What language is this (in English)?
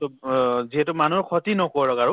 Assamese